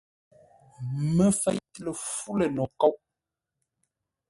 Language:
Ngombale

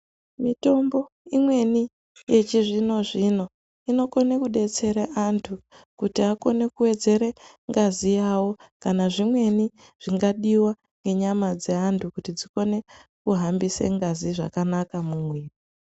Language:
Ndau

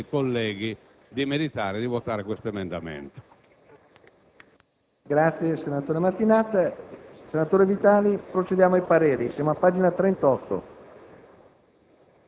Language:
Italian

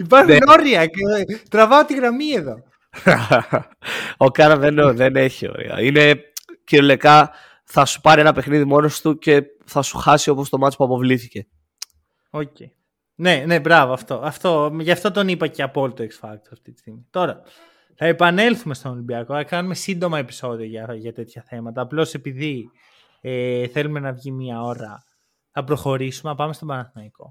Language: Greek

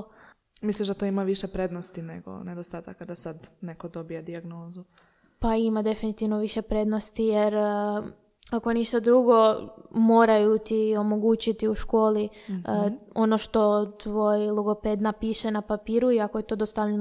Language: Croatian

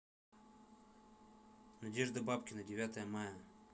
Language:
Russian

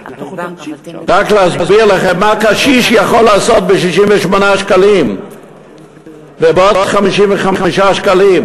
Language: Hebrew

